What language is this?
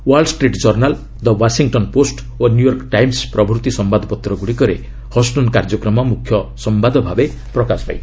Odia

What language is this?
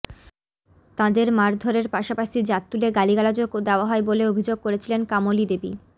Bangla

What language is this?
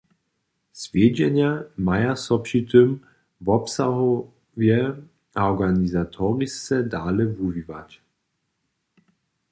Upper Sorbian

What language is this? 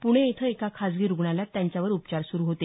Marathi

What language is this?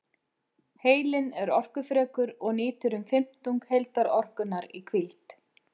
Icelandic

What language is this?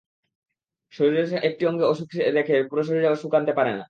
Bangla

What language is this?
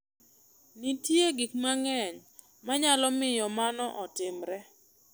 Luo (Kenya and Tanzania)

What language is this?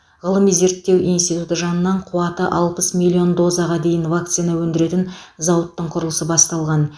Kazakh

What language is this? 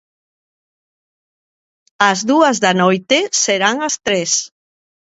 Galician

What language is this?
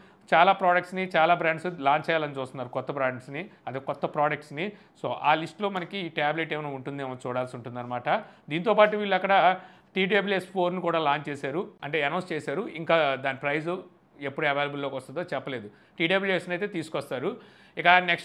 Telugu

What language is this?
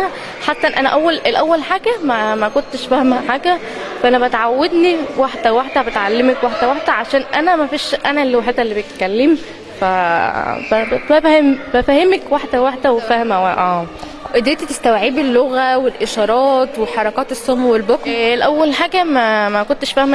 Arabic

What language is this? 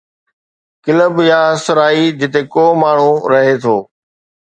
Sindhi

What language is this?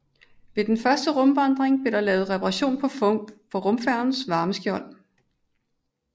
Danish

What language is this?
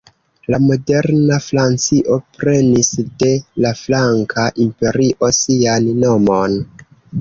Esperanto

